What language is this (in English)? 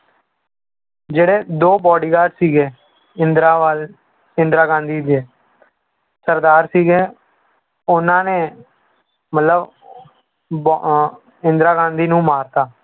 Punjabi